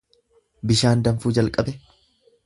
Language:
Oromo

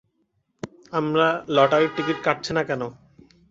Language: Bangla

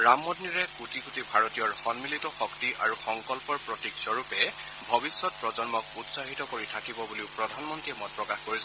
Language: Assamese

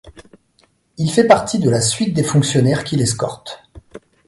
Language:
French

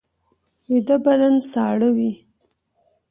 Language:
Pashto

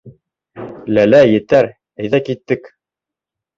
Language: Bashkir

